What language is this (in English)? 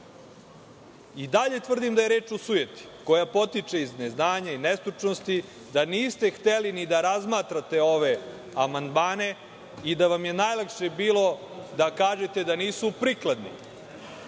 Serbian